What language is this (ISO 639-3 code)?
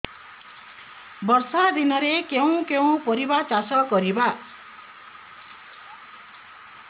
ori